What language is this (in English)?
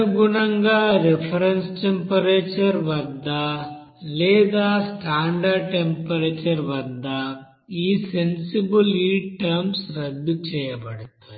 Telugu